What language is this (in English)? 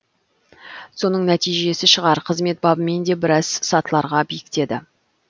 Kazakh